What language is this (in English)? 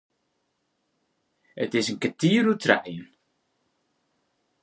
Western Frisian